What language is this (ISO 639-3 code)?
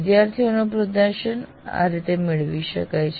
guj